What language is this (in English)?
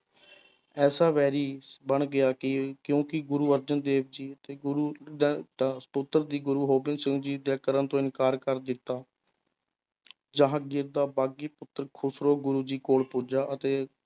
Punjabi